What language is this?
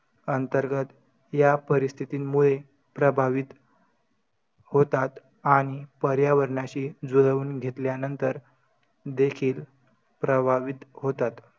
Marathi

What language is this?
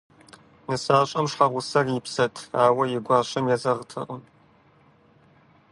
Kabardian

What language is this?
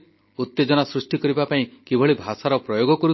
Odia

